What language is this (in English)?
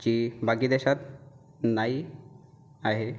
Marathi